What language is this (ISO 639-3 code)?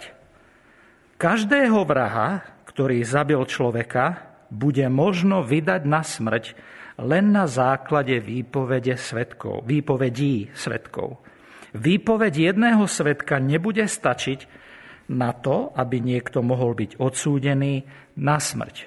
slk